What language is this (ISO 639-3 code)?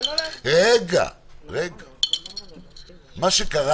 heb